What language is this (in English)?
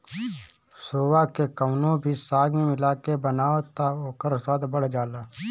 Bhojpuri